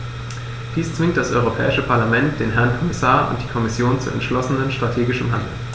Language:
German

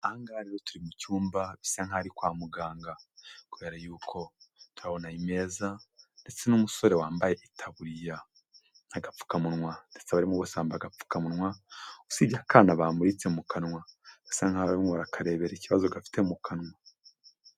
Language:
Kinyarwanda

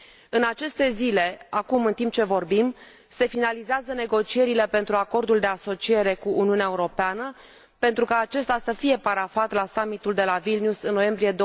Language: Romanian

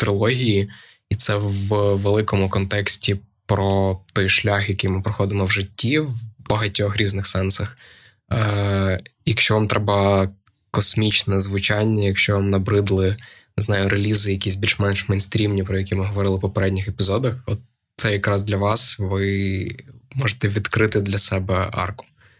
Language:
Ukrainian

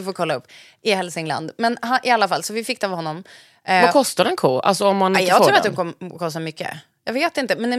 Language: Swedish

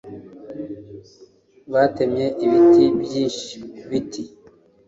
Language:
Kinyarwanda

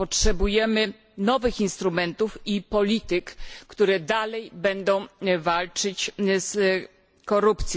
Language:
Polish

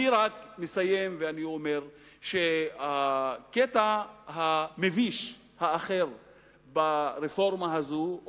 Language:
Hebrew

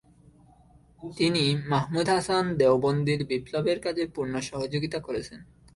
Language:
Bangla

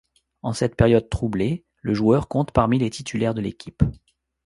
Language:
French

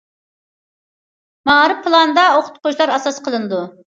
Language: Uyghur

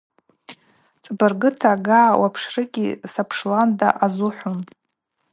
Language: Abaza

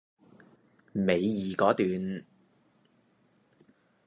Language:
Cantonese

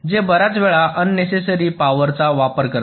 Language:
Marathi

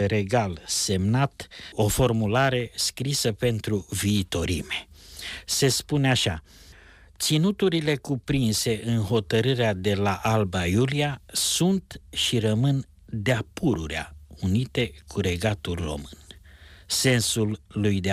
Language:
Romanian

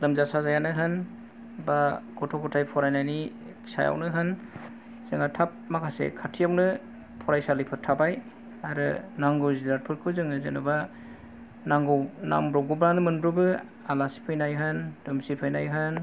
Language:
Bodo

